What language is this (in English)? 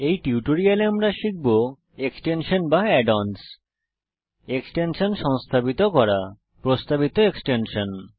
Bangla